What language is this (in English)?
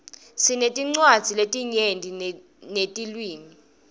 Swati